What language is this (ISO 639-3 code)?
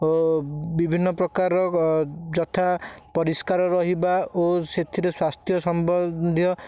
ori